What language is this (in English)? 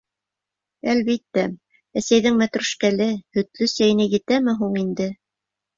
Bashkir